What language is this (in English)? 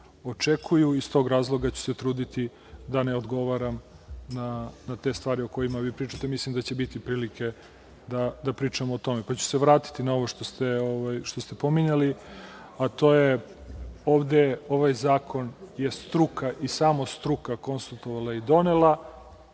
Serbian